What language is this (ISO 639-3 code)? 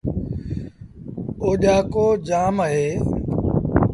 sbn